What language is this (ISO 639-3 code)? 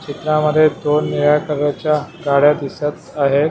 mar